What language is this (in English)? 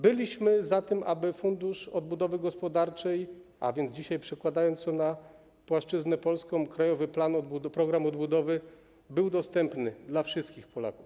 Polish